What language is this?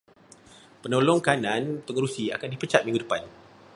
Malay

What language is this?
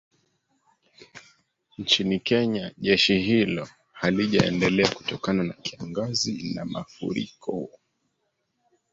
Swahili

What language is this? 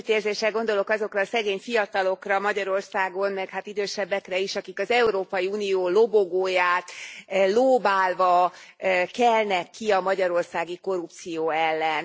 Hungarian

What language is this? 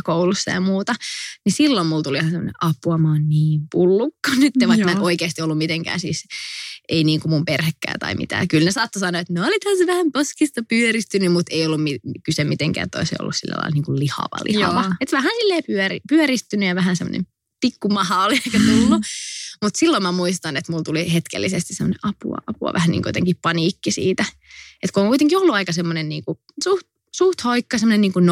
Finnish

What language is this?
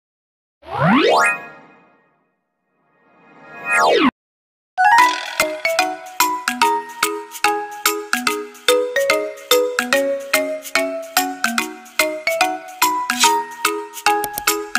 Thai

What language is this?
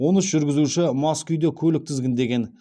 Kazakh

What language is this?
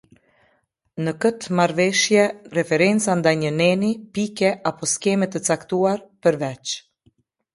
Albanian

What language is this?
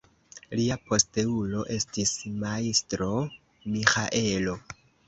Esperanto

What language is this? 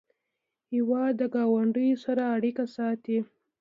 Pashto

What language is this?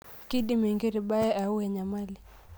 Masai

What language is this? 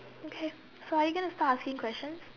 English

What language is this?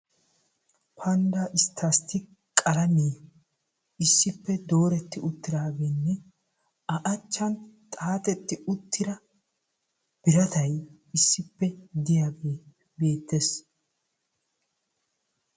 Wolaytta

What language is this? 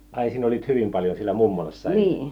Finnish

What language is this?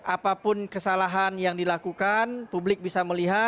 Indonesian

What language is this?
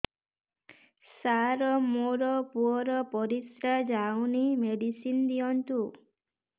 Odia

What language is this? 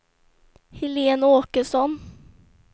Swedish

